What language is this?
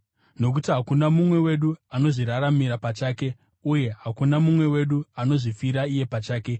Shona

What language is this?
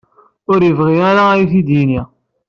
Kabyle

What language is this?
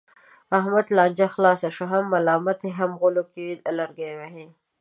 Pashto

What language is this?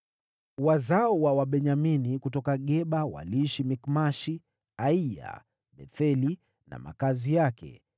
Swahili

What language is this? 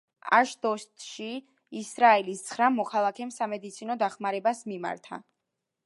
Georgian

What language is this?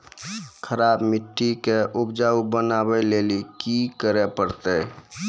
Maithili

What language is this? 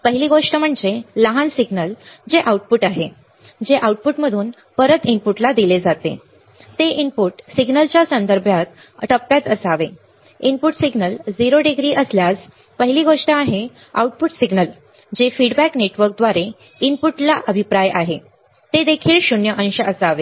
Marathi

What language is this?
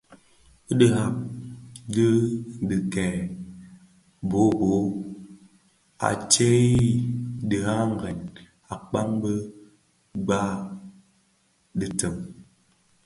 Bafia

